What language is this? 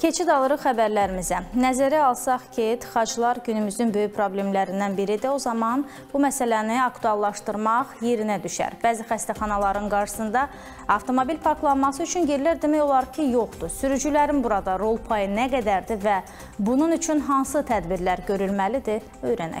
Turkish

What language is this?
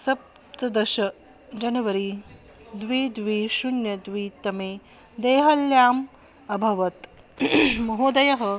Sanskrit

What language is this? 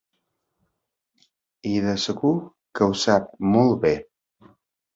Catalan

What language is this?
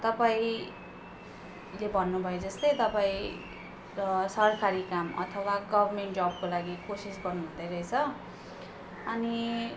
Nepali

